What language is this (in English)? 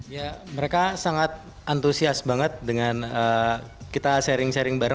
Indonesian